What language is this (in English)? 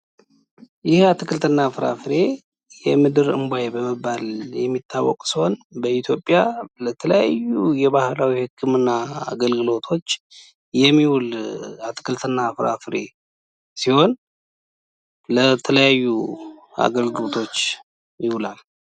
Amharic